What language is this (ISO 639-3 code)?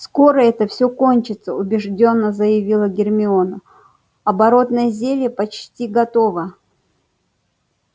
rus